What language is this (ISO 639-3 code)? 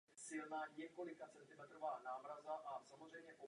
ces